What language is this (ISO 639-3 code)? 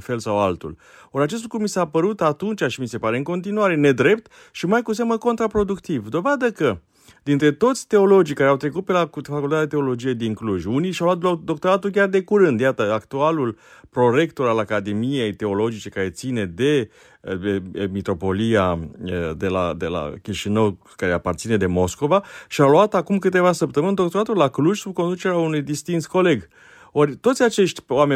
ron